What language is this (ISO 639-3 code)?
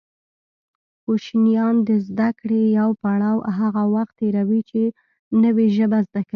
pus